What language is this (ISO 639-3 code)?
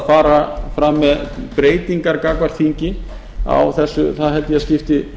isl